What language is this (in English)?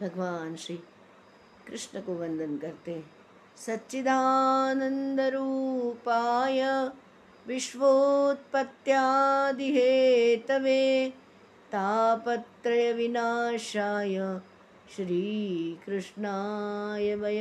Hindi